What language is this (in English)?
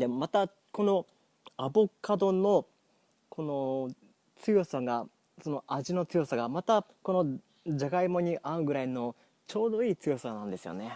Japanese